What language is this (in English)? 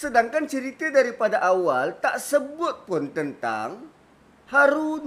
Malay